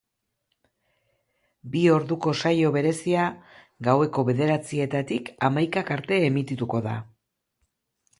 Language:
Basque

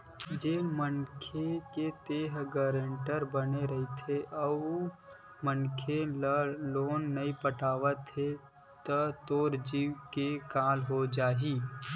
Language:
Chhattisgarhi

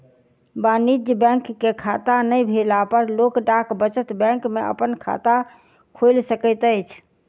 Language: Maithili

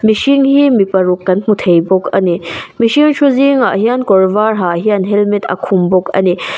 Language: Mizo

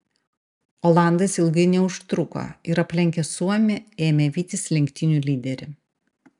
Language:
Lithuanian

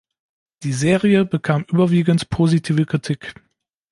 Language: German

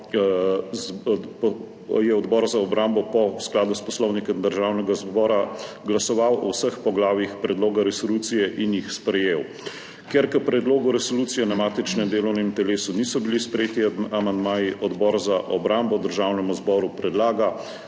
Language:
Slovenian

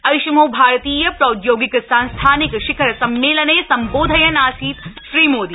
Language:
Sanskrit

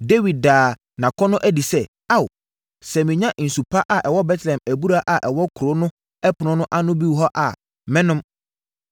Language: Akan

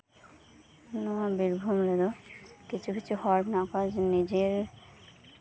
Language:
Santali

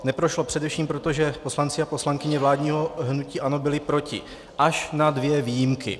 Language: Czech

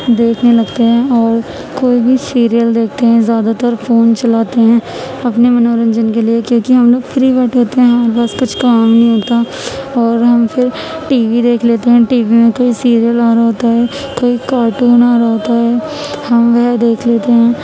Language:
Urdu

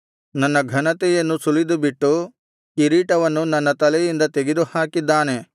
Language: Kannada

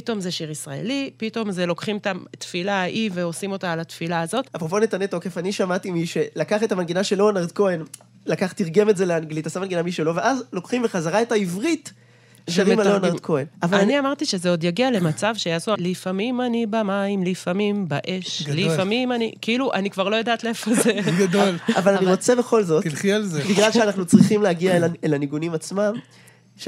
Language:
Hebrew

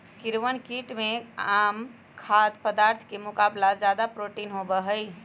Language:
Magahi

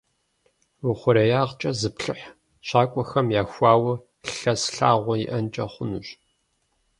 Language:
Kabardian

